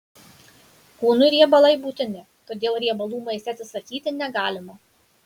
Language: Lithuanian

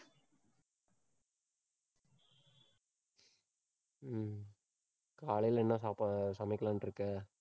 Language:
Tamil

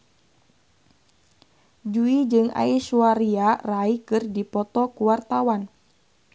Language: Sundanese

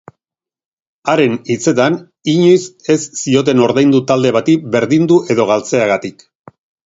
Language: Basque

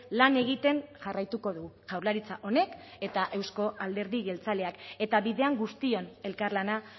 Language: Basque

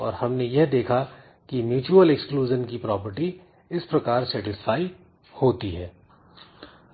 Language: Hindi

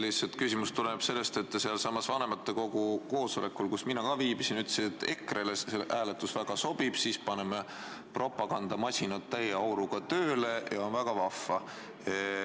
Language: Estonian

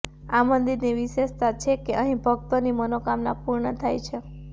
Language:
Gujarati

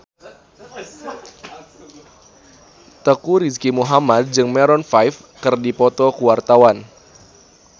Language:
Sundanese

